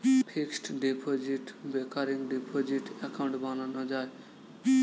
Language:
Bangla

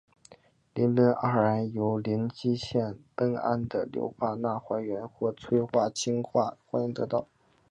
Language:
Chinese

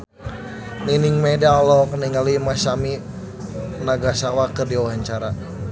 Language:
Sundanese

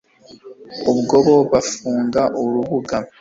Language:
Kinyarwanda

